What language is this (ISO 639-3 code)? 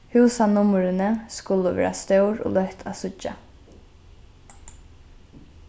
fao